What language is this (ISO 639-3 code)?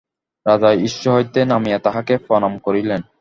ben